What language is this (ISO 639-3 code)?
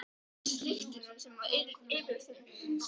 isl